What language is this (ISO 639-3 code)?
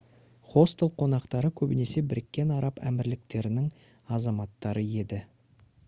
kaz